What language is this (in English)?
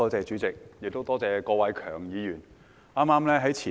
Cantonese